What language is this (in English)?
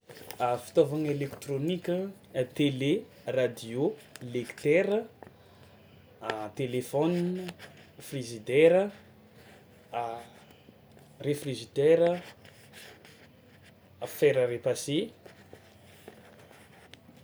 Tsimihety Malagasy